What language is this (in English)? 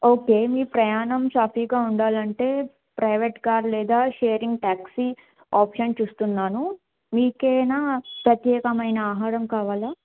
Telugu